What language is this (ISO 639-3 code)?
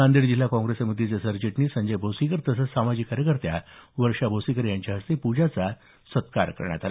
mar